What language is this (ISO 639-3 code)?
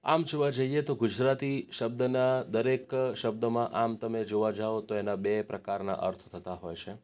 guj